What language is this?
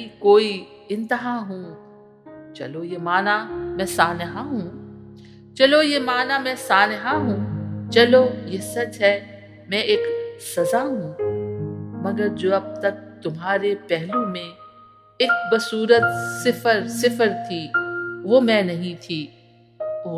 Urdu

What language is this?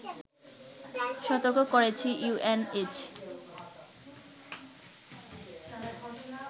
Bangla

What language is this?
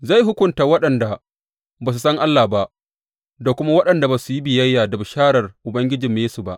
Hausa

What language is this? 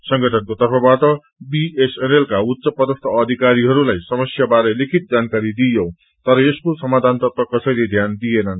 Nepali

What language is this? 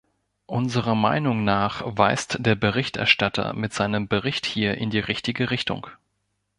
German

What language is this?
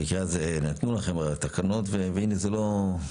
Hebrew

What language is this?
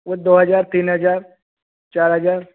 Hindi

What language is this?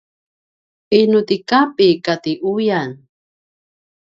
Paiwan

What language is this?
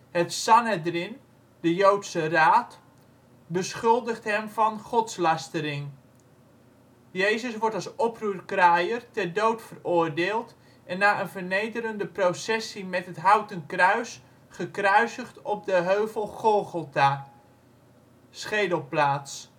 Dutch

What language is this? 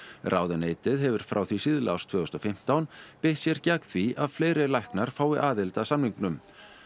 Icelandic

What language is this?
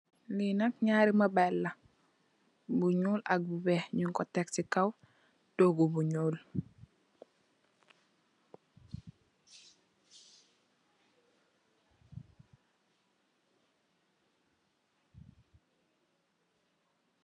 Wolof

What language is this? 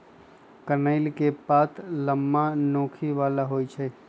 Magahi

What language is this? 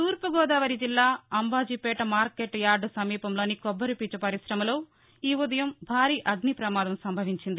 Telugu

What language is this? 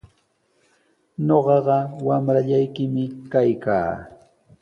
Sihuas Ancash Quechua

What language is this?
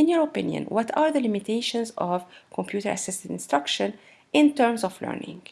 English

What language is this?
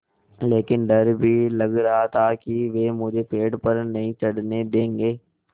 Hindi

